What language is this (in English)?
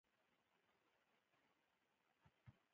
Pashto